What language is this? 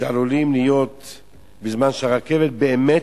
Hebrew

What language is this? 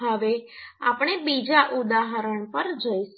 Gujarati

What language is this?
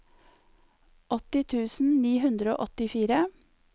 Norwegian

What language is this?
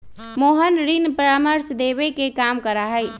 Magahi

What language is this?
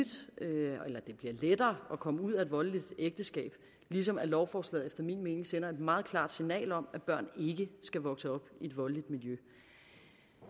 Danish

